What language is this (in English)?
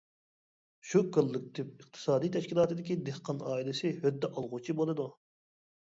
Uyghur